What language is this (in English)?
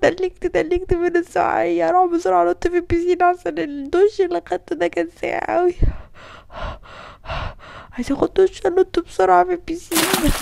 Arabic